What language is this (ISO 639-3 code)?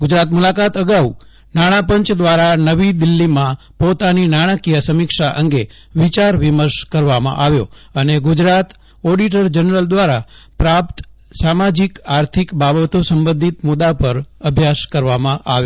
guj